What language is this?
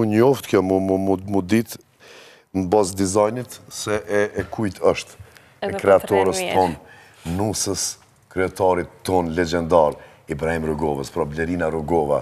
Romanian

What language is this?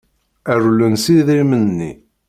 Kabyle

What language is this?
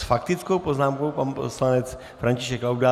Czech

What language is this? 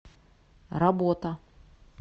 Russian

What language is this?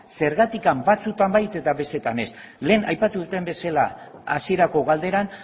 Basque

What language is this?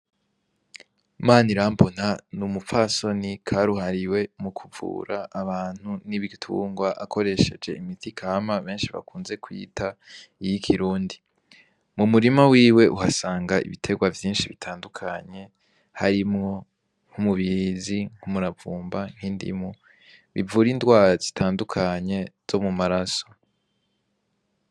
Rundi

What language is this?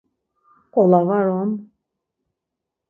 Laz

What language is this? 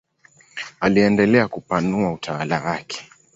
Swahili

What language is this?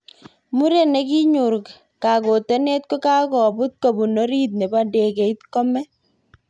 Kalenjin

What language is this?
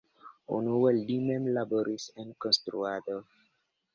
Esperanto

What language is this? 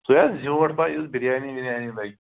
Kashmiri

